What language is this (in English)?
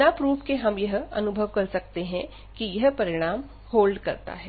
Hindi